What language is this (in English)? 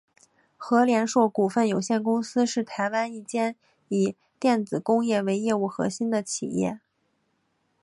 Chinese